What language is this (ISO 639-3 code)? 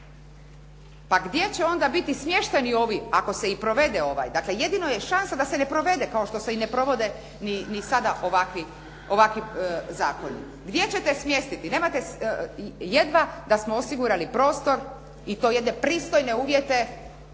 hrv